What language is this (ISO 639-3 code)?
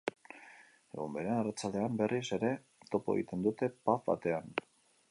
eus